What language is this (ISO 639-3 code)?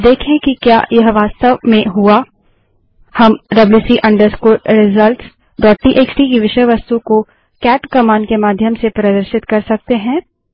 hin